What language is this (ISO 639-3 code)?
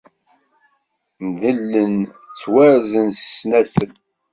kab